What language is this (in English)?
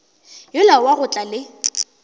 Northern Sotho